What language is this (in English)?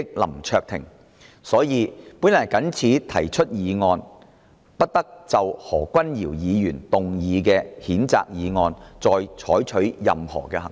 Cantonese